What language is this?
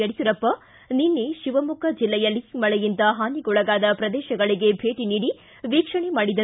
Kannada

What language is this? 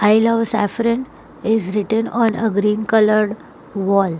English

